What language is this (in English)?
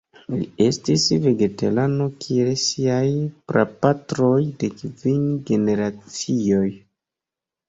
Esperanto